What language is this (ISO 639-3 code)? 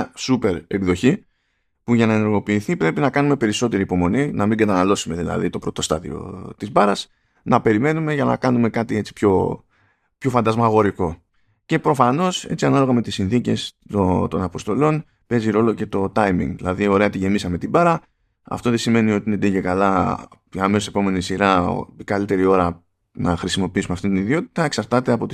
ell